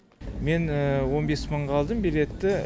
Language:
Kazakh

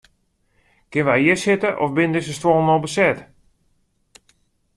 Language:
Western Frisian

